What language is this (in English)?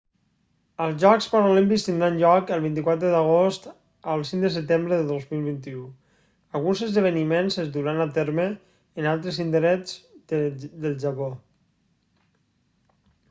Catalan